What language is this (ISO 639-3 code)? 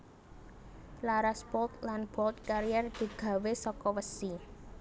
jav